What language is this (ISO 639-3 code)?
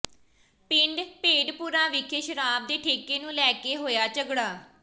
pan